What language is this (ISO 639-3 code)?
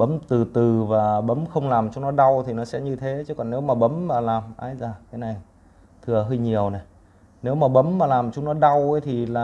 vie